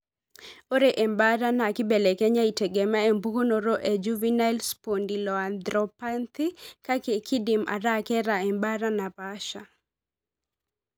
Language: Masai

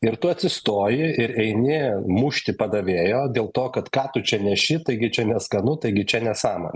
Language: Lithuanian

